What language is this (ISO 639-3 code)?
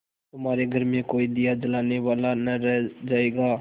hin